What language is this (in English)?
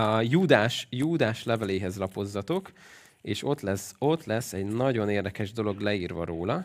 Hungarian